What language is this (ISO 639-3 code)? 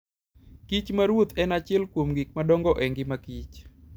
luo